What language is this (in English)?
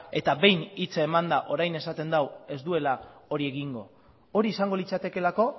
Basque